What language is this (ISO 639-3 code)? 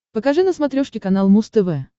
rus